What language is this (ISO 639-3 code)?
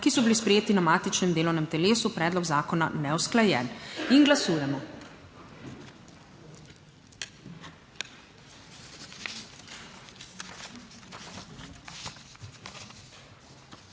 slv